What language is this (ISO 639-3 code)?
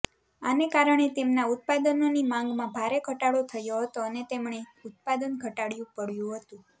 guj